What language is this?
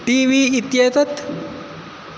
Sanskrit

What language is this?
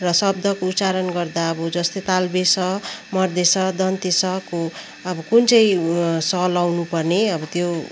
Nepali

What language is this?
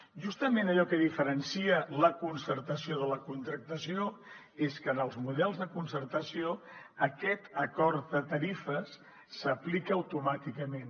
Catalan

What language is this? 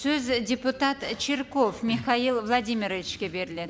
Kazakh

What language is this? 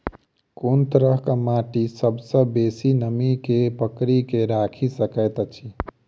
Maithili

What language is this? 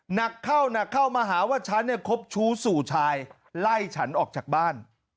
Thai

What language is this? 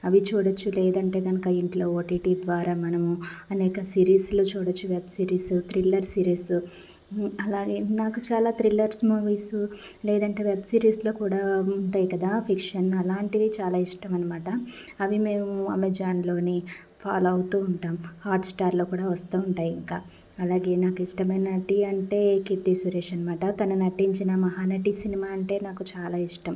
Telugu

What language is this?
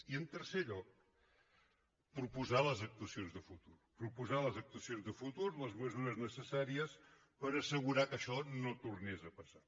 Catalan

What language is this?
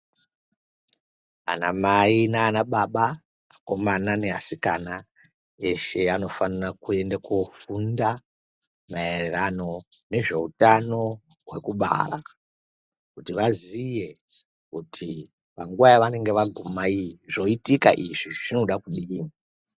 Ndau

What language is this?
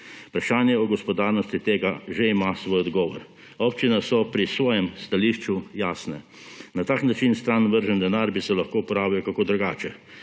Slovenian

